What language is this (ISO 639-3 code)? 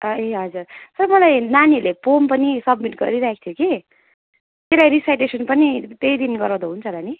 nep